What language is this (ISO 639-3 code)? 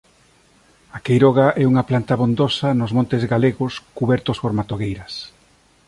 glg